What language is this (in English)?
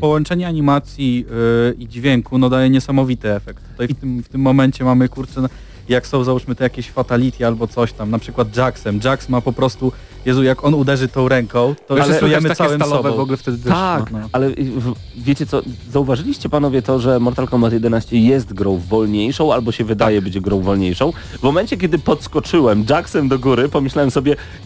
Polish